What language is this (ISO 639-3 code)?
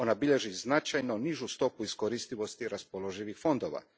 hrv